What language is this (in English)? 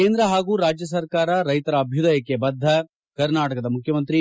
Kannada